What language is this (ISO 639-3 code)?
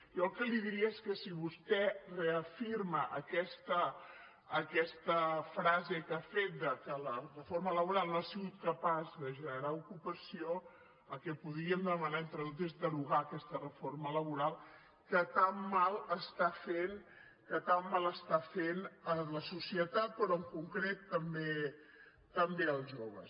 cat